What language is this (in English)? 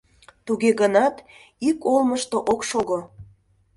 Mari